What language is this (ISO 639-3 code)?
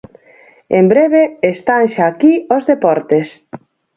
glg